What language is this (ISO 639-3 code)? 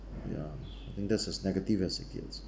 eng